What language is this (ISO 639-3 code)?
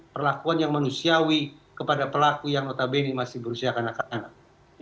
ind